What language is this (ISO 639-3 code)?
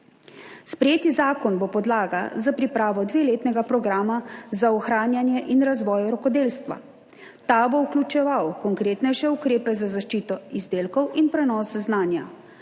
slv